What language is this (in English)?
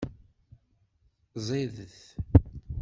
Kabyle